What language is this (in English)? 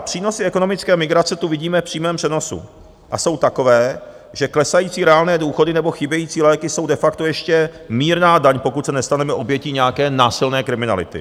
Czech